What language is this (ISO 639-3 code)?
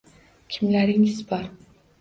uzb